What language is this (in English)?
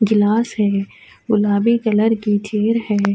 Urdu